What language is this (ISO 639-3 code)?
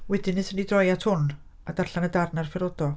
cym